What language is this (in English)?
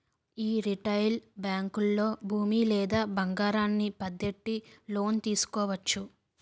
Telugu